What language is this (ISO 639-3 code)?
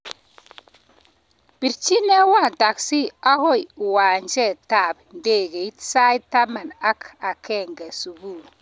kln